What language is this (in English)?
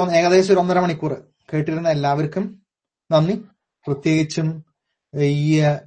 Malayalam